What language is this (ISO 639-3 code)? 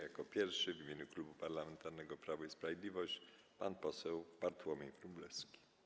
pol